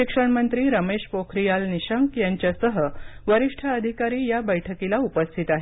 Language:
Marathi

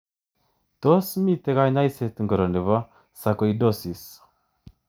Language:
Kalenjin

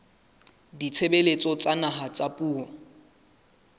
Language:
Southern Sotho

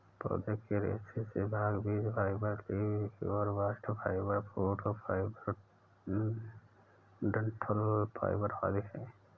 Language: Hindi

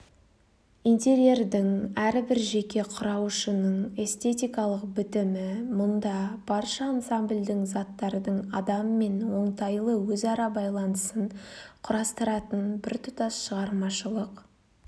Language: Kazakh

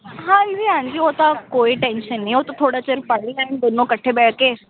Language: Punjabi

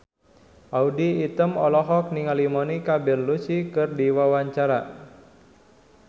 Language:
Sundanese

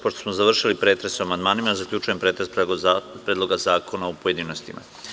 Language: Serbian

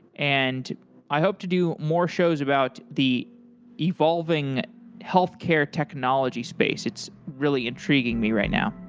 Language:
English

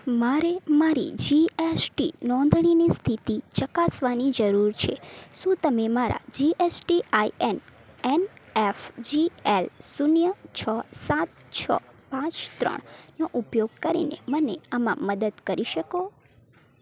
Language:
Gujarati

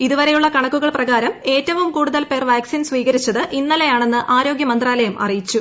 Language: Malayalam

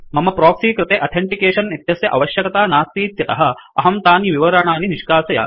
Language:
Sanskrit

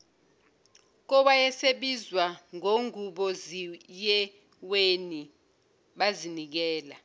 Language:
Zulu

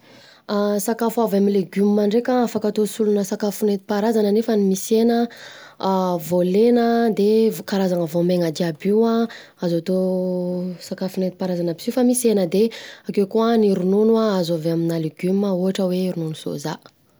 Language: Southern Betsimisaraka Malagasy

